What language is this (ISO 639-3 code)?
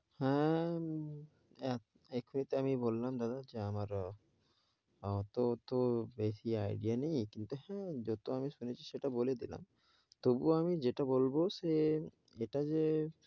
ben